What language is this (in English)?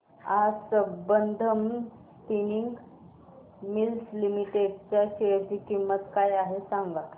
Marathi